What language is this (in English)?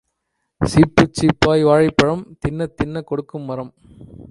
Tamil